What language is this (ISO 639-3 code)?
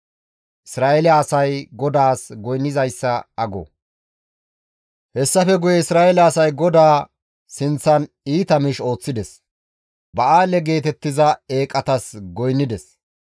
gmv